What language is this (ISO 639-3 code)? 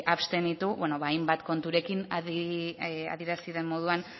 eus